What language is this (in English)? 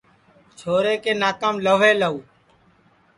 Sansi